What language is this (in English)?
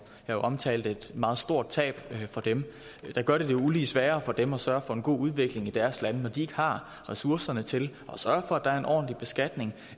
Danish